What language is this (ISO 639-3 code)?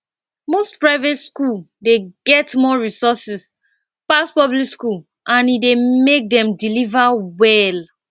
pcm